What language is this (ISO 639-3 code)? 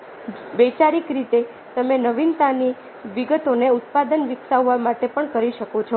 guj